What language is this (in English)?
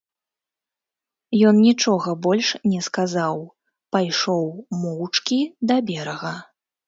Belarusian